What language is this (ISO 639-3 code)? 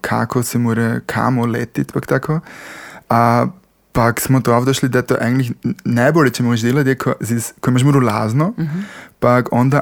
hrv